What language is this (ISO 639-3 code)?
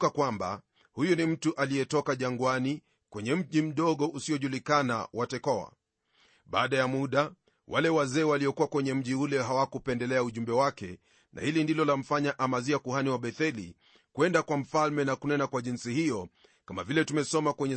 swa